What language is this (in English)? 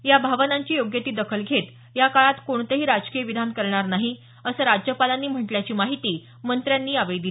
Marathi